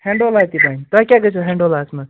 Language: Kashmiri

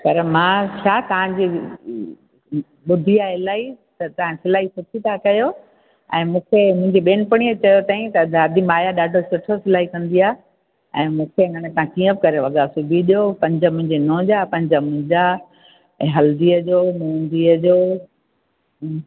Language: Sindhi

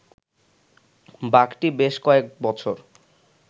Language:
Bangla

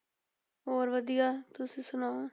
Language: Punjabi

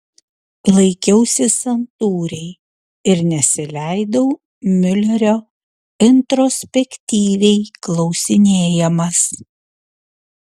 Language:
Lithuanian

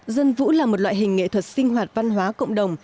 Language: Vietnamese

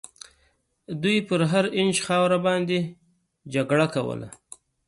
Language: Pashto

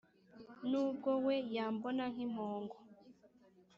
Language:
Kinyarwanda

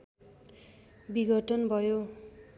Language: Nepali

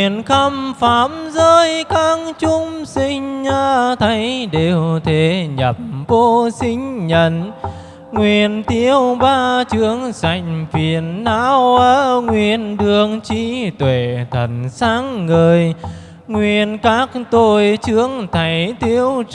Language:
Vietnamese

